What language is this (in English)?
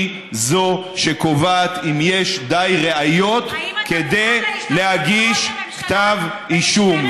Hebrew